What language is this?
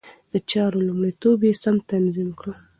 Pashto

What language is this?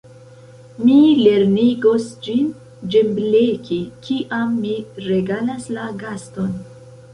Esperanto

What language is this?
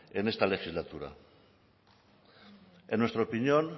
Spanish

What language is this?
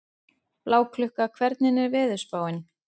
Icelandic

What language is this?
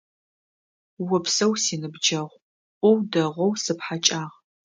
Adyghe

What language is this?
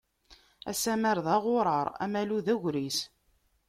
Kabyle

